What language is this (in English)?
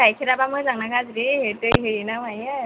Bodo